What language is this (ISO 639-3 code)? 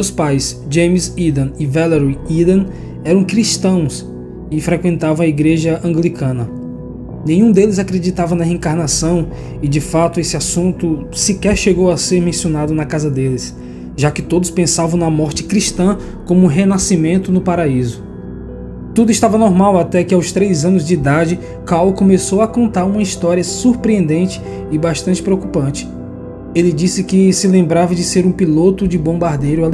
por